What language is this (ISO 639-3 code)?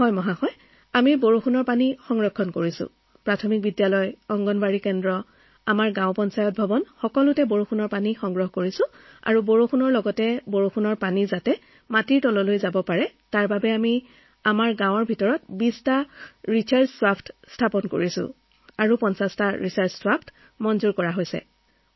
asm